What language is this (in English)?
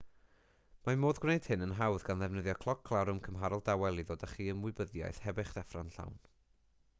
Welsh